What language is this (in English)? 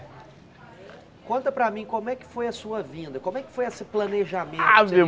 Portuguese